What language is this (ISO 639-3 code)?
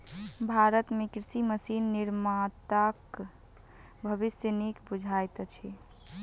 mai